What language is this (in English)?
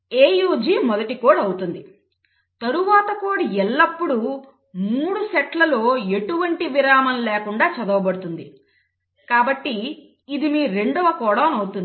Telugu